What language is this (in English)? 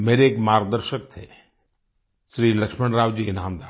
Hindi